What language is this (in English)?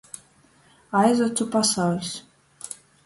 Latgalian